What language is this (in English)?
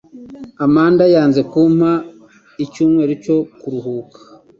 Kinyarwanda